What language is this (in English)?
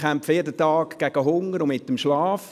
Swiss German